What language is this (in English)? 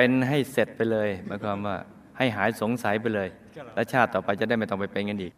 Thai